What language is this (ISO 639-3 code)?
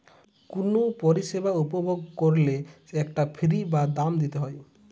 ben